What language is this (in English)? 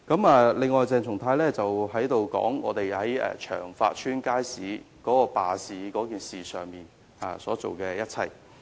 Cantonese